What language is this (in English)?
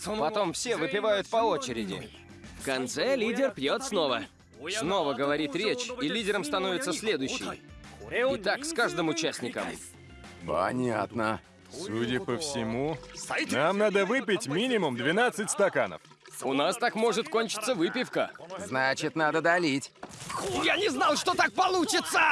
Russian